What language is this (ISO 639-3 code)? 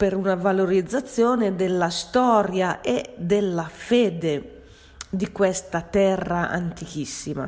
ita